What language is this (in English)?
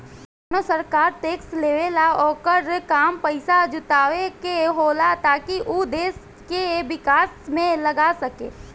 Bhojpuri